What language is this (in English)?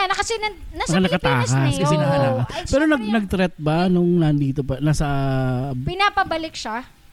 Filipino